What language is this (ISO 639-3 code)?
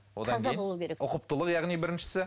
kaz